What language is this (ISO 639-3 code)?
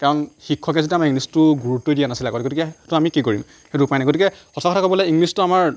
asm